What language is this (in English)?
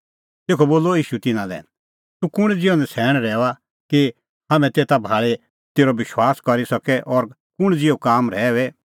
Kullu Pahari